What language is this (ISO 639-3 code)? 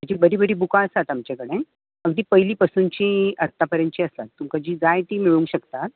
kok